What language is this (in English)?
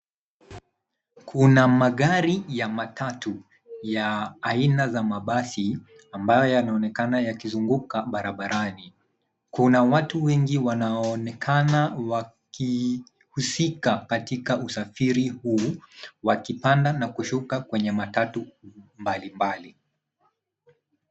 Swahili